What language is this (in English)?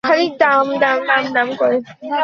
Bangla